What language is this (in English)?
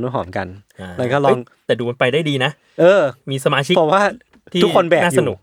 Thai